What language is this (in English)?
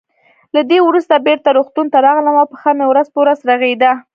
Pashto